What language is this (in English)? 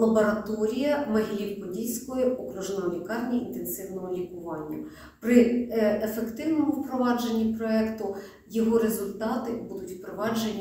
Ukrainian